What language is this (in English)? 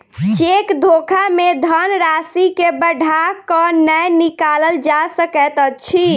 Maithili